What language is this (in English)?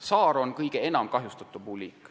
Estonian